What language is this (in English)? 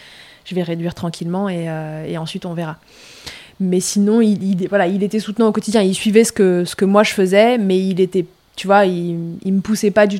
French